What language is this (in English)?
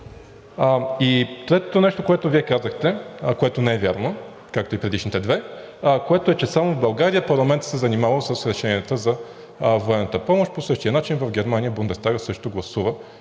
Bulgarian